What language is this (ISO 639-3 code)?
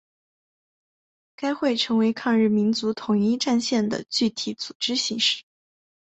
zho